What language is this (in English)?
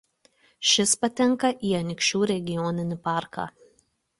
Lithuanian